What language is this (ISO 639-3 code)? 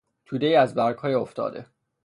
fas